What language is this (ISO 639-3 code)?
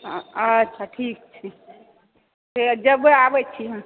mai